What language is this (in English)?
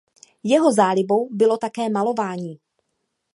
Czech